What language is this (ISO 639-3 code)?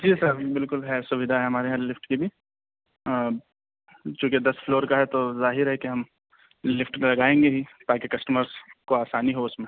urd